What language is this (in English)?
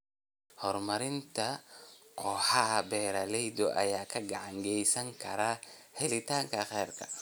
Somali